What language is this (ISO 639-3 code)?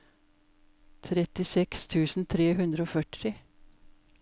nor